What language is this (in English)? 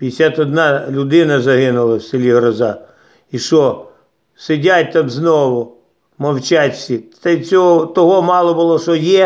Ukrainian